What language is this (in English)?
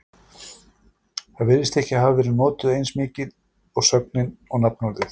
Icelandic